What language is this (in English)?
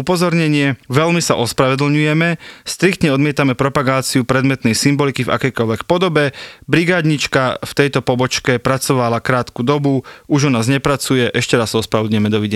Slovak